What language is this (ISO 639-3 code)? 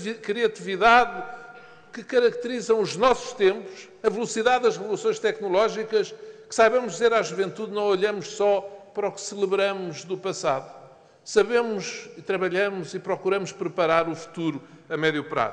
por